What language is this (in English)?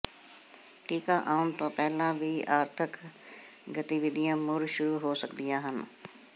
Punjabi